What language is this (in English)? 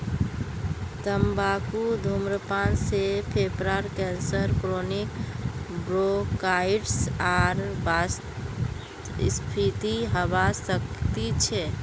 Magahi